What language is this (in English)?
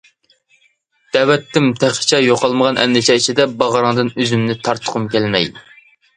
Uyghur